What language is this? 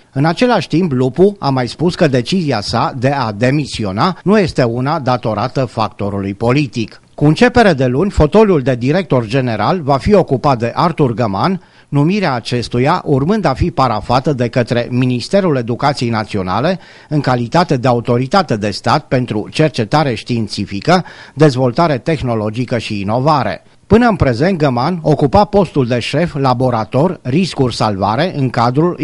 Romanian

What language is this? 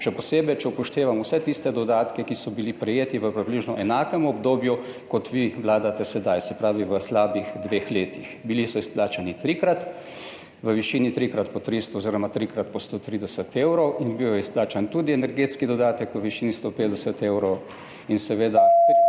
Slovenian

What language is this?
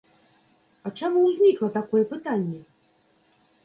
Belarusian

